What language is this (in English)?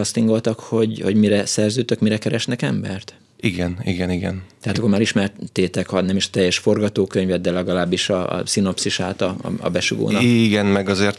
Hungarian